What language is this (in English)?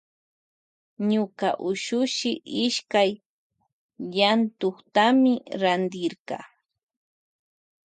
Loja Highland Quichua